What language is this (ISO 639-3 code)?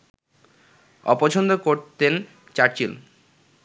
ben